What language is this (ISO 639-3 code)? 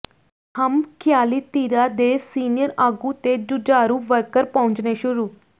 pan